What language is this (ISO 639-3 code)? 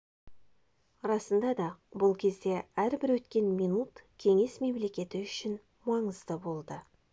kaz